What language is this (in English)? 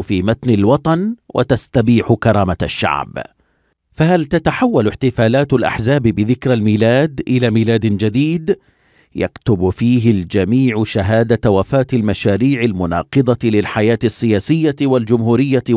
Arabic